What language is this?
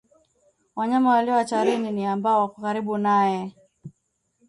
Swahili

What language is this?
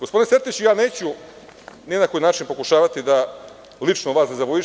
Serbian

